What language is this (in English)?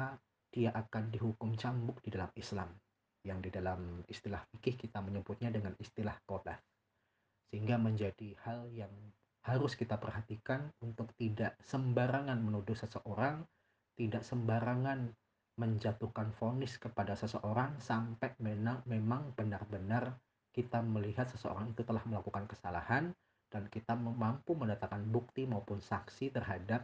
Indonesian